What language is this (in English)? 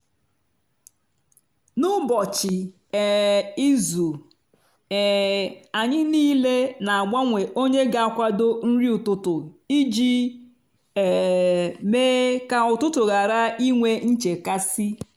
Igbo